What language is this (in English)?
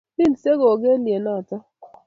Kalenjin